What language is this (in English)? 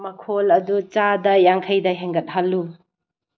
Manipuri